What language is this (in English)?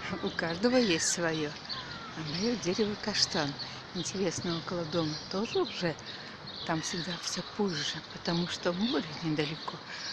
Russian